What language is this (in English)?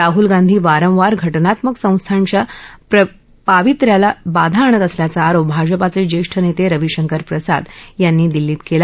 Marathi